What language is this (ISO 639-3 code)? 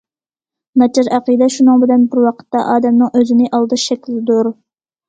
uig